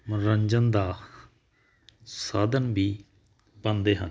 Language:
Punjabi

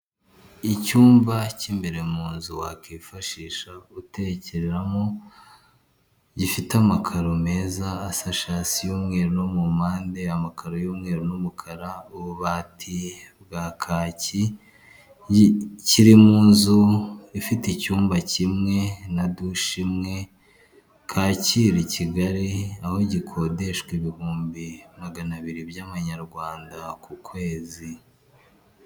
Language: Kinyarwanda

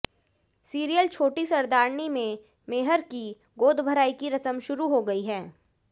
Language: Hindi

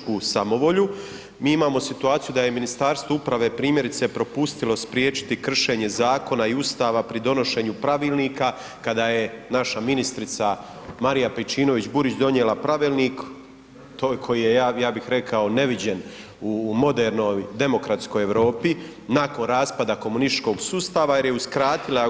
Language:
Croatian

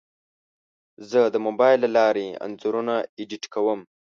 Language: Pashto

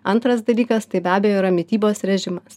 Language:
Lithuanian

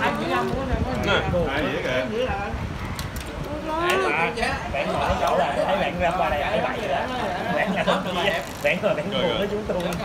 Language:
Vietnamese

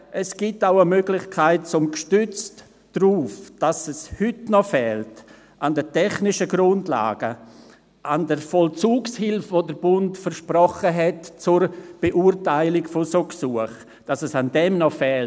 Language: Swiss German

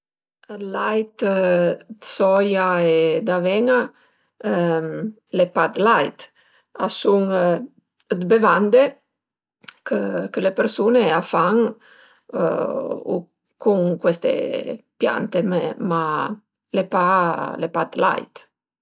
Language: Piedmontese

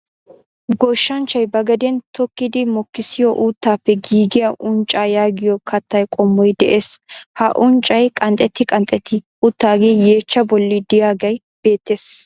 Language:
Wolaytta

